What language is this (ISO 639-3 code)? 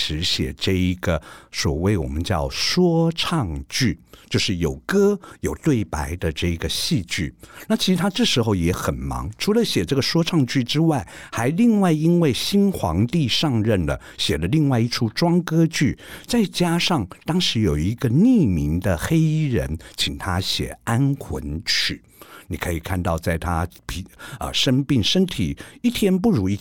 zho